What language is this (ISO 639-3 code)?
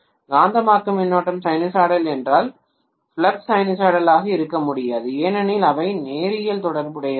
tam